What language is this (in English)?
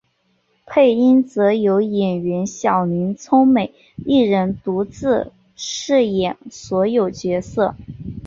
Chinese